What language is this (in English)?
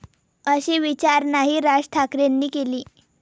Marathi